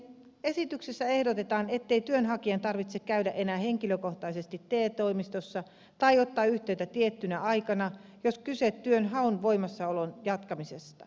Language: Finnish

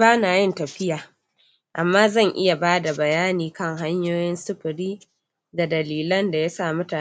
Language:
Hausa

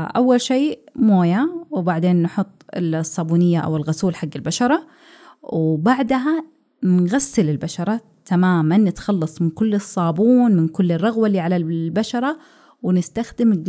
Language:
Arabic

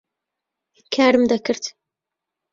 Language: Central Kurdish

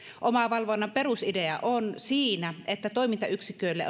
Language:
Finnish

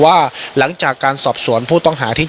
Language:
Thai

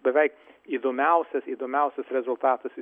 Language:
Lithuanian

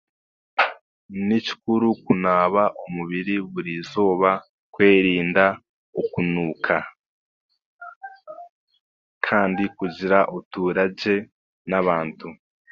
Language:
Chiga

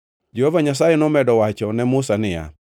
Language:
Luo (Kenya and Tanzania)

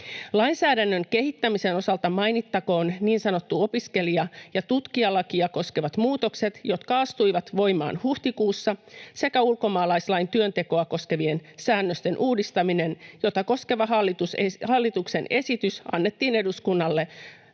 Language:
Finnish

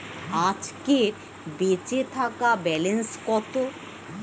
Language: Bangla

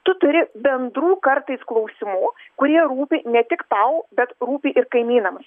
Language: Lithuanian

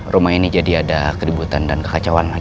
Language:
Indonesian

